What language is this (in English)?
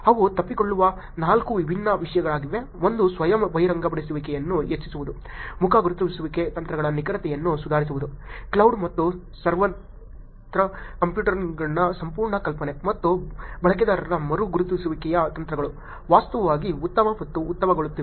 Kannada